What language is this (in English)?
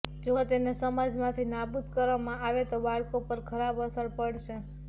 Gujarati